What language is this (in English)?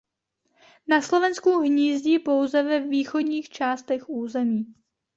Czech